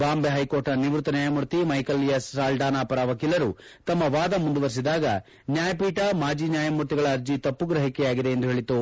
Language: Kannada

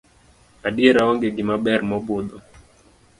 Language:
Luo (Kenya and Tanzania)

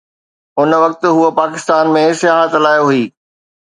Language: Sindhi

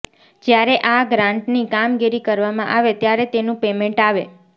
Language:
Gujarati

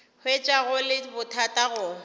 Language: Northern Sotho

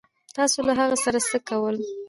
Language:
Pashto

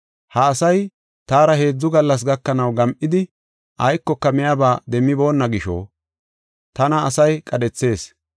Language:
Gofa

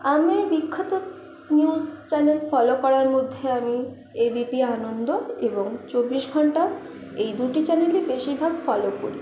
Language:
Bangla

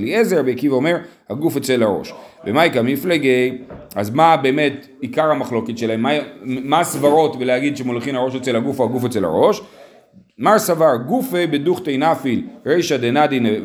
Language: Hebrew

